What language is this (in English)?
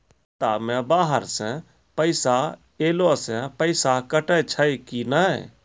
Maithili